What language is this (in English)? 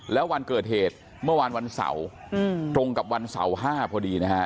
Thai